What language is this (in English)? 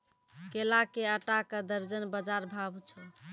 Maithili